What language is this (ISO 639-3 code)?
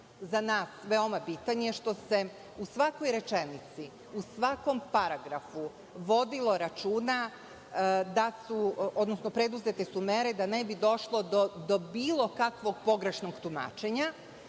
srp